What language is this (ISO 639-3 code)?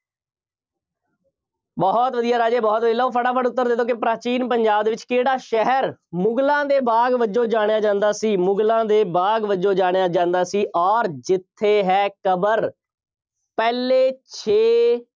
pan